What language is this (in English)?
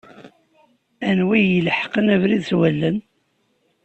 Kabyle